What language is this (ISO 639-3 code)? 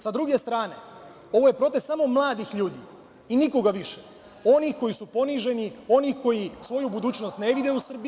srp